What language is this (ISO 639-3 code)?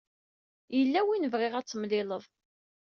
kab